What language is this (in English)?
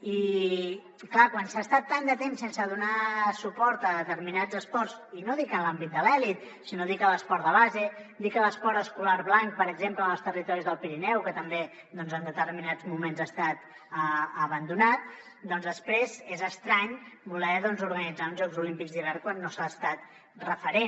Catalan